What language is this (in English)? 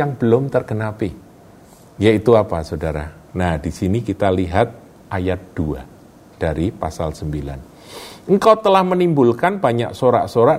Indonesian